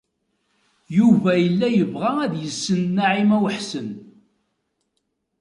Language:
Kabyle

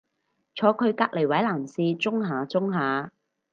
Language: Cantonese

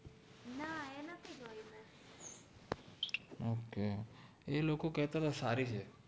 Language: Gujarati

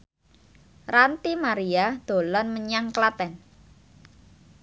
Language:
Javanese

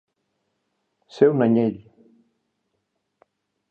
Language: Catalan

